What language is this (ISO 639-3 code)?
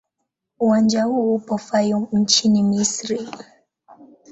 swa